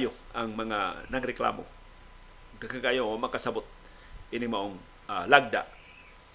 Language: Filipino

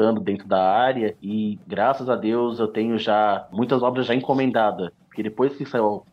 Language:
Portuguese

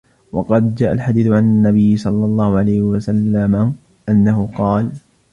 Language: Arabic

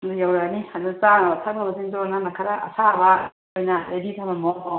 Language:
Manipuri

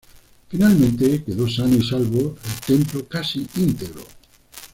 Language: Spanish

